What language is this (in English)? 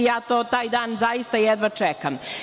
Serbian